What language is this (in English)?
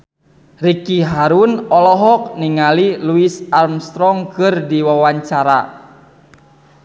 Sundanese